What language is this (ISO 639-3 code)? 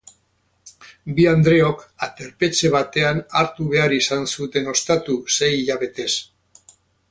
eus